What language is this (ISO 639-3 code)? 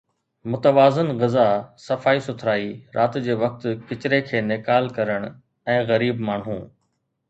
snd